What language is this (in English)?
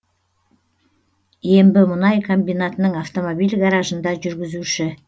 Kazakh